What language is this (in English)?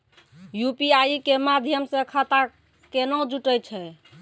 Maithili